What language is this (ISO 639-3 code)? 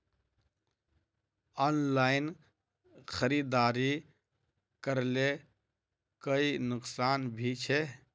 mag